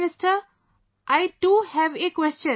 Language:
English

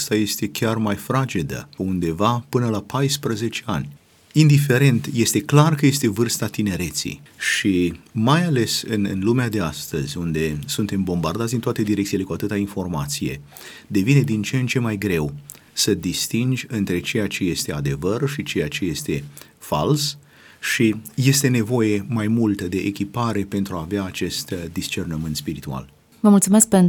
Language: Romanian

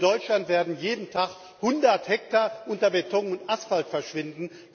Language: German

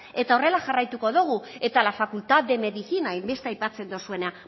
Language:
Basque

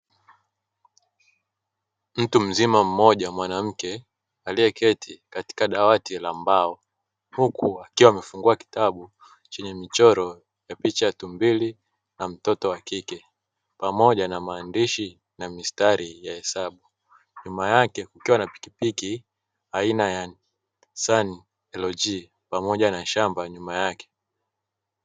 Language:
Swahili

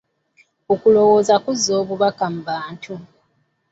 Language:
Ganda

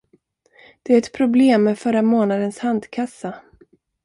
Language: Swedish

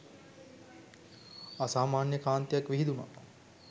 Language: Sinhala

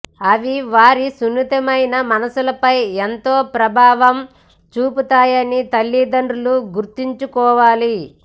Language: Telugu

